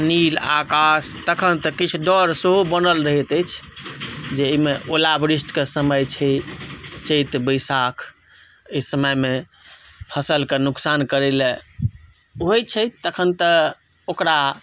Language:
Maithili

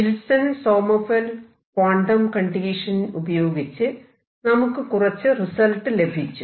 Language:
Malayalam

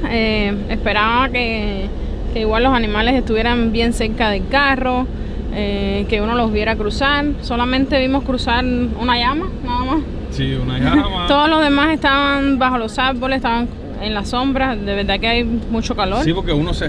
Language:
Spanish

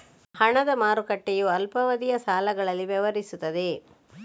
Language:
Kannada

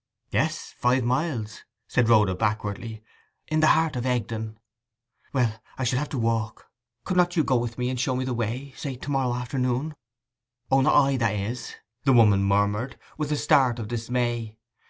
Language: English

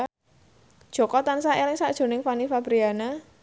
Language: Javanese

